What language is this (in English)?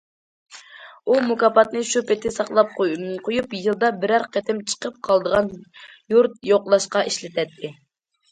Uyghur